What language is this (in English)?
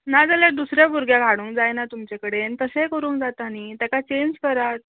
Konkani